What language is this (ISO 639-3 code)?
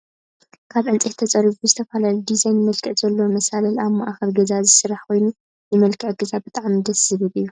tir